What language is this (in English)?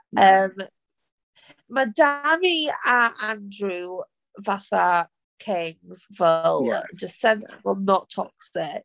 Welsh